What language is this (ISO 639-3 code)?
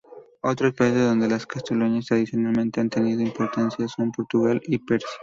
spa